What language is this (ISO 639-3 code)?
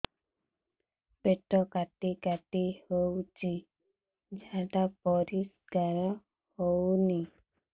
ori